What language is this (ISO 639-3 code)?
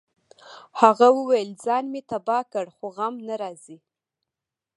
pus